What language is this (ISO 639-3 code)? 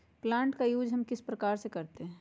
mag